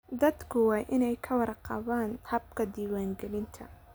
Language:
Somali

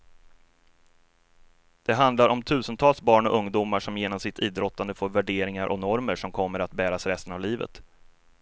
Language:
Swedish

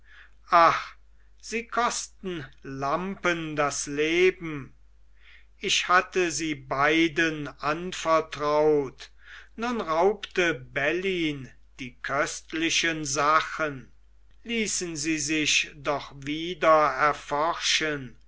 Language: German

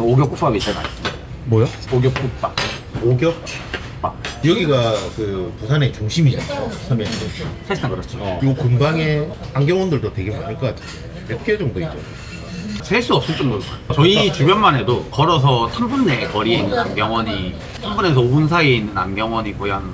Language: Korean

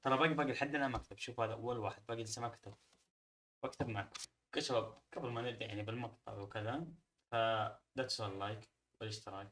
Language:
Arabic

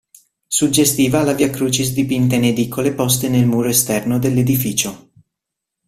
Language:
Italian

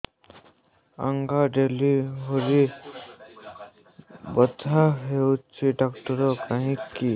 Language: Odia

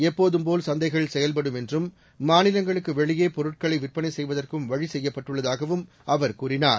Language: Tamil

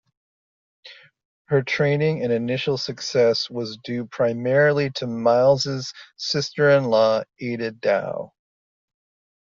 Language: English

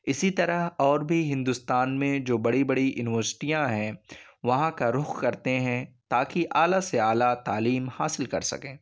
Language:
Urdu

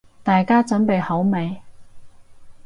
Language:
Cantonese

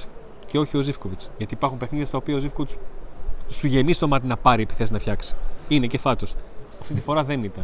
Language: Greek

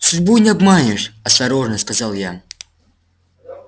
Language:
Russian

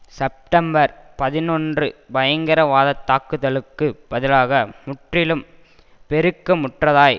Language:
Tamil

